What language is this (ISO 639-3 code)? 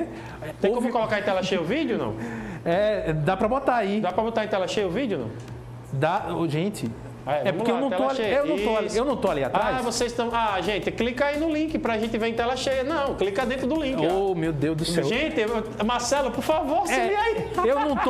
por